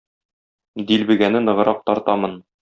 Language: Tatar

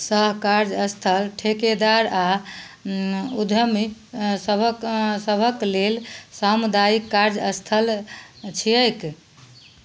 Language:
Maithili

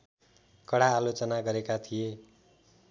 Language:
Nepali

